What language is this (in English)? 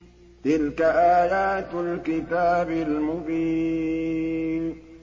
Arabic